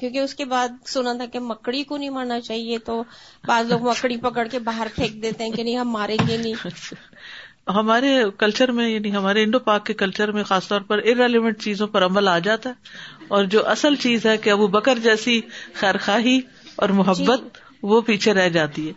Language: Urdu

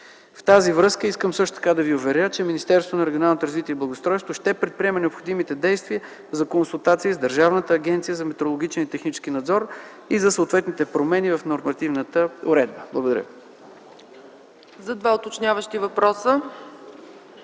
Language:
Bulgarian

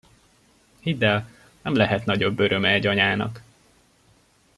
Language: Hungarian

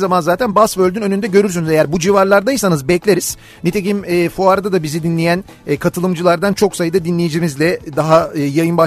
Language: Turkish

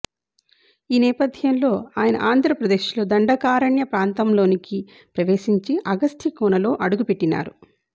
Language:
Telugu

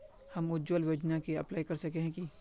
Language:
Magahi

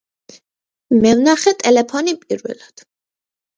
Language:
Georgian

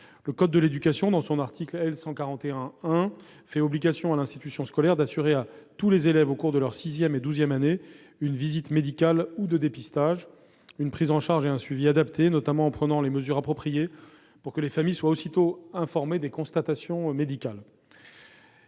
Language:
French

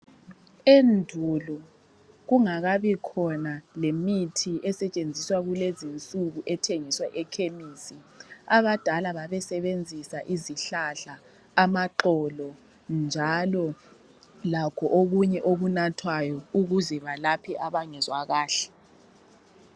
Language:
North Ndebele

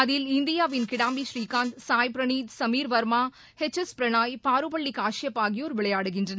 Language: Tamil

